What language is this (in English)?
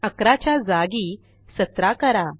Marathi